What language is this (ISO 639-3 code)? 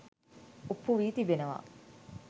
sin